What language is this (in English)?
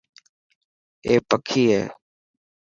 Dhatki